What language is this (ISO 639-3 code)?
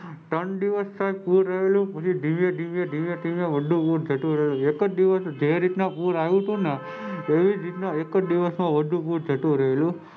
guj